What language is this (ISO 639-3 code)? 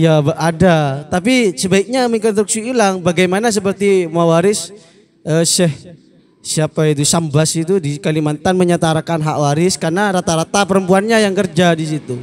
ind